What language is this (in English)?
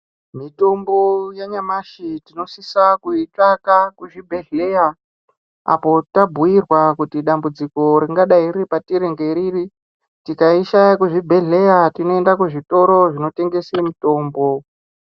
Ndau